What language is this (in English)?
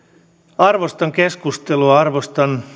Finnish